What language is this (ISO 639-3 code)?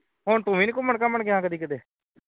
pan